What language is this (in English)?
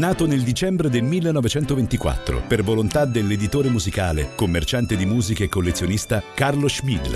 Italian